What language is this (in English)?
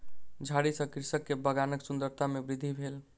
Maithili